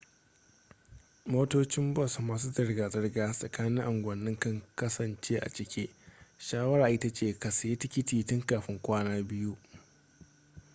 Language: Hausa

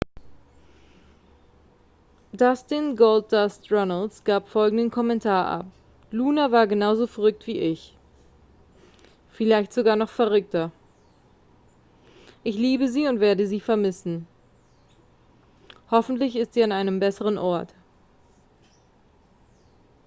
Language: German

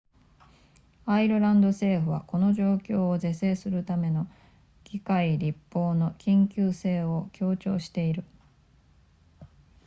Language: Japanese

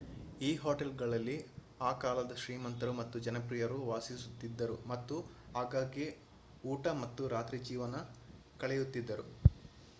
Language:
Kannada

